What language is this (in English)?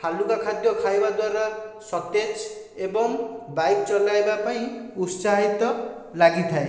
Odia